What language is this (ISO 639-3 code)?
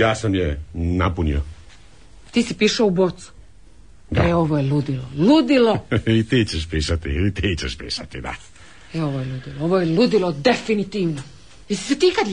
hrv